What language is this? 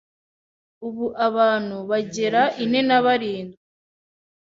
Kinyarwanda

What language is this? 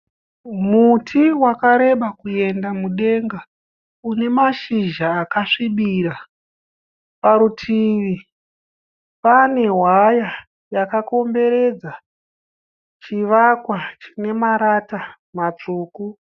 Shona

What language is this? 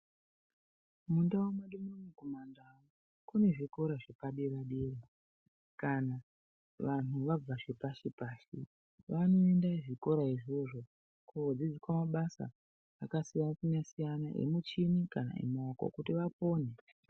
Ndau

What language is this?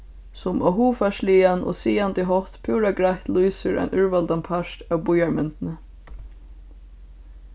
Faroese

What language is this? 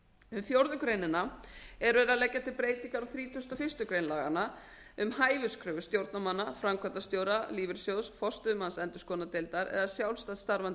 Icelandic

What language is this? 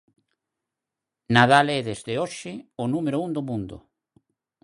Galician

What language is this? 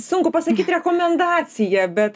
Lithuanian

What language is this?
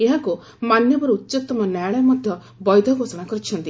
Odia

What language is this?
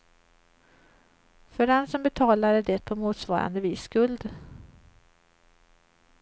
Swedish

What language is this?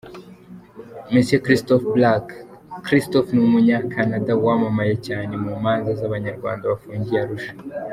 Kinyarwanda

